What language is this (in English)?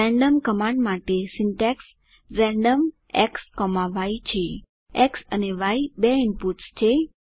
Gujarati